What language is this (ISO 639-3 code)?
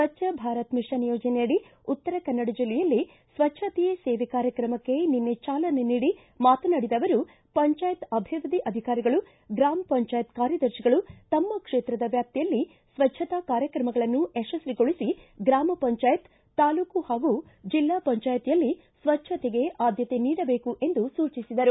kan